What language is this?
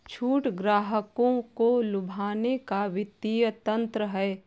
Hindi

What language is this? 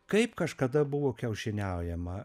Lithuanian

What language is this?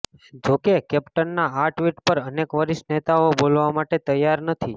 Gujarati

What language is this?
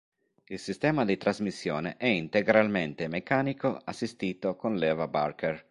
Italian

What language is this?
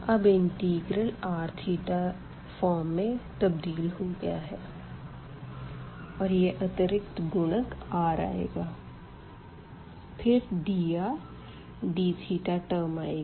Hindi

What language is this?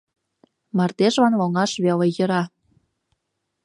Mari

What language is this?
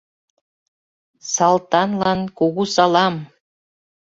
Mari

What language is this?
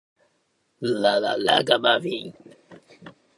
Japanese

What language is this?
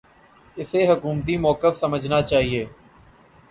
Urdu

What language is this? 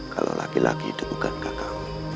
Indonesian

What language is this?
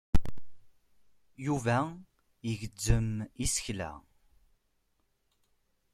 Kabyle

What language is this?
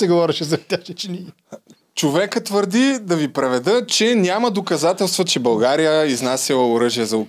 Bulgarian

